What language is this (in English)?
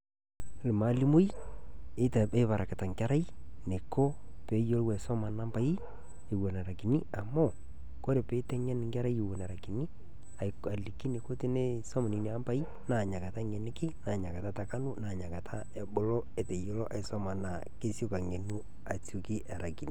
Masai